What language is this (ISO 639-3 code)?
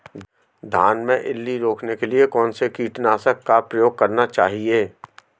hin